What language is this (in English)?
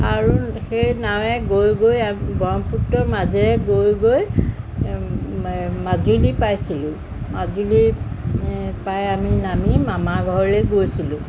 Assamese